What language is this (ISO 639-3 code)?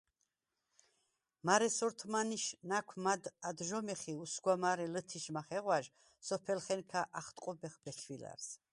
sva